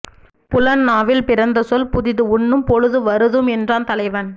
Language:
Tamil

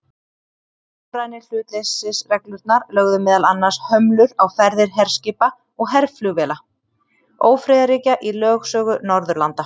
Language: Icelandic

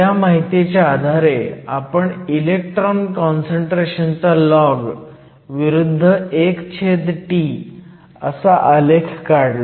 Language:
Marathi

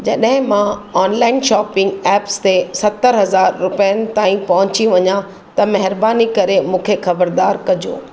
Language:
Sindhi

